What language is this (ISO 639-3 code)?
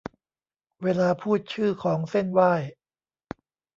tha